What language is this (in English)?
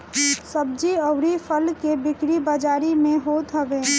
Bhojpuri